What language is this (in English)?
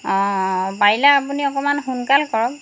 Assamese